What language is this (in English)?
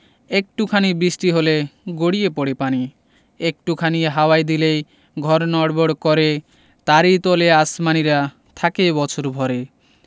Bangla